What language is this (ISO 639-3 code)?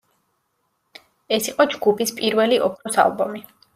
kat